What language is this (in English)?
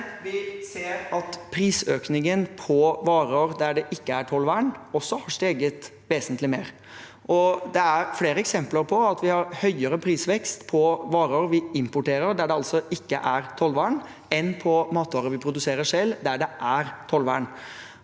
Norwegian